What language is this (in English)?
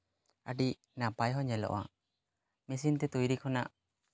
Santali